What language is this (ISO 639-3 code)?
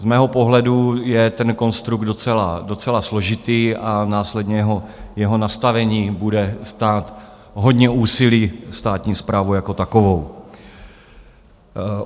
ces